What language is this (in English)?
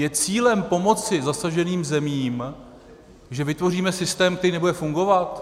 Czech